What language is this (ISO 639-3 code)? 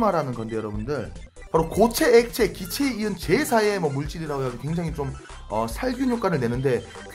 kor